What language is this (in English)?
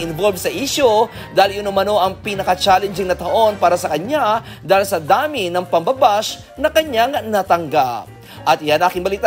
Filipino